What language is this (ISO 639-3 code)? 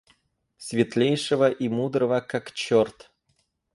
rus